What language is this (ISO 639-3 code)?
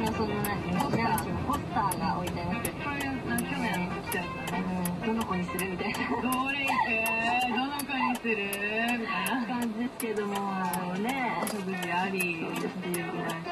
jpn